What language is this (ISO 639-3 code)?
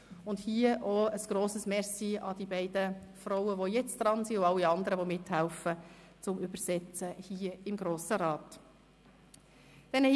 gsw